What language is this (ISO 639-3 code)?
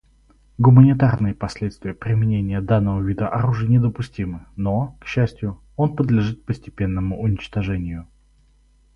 rus